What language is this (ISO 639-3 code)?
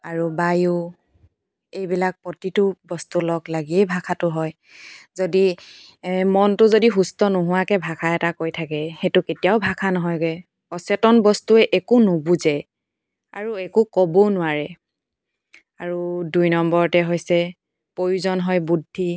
asm